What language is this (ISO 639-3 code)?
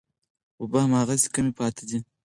pus